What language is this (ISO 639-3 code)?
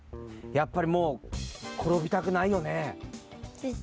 jpn